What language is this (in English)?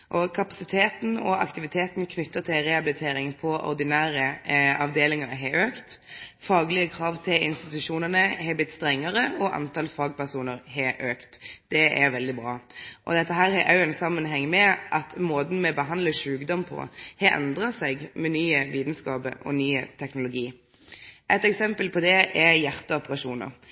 Norwegian Nynorsk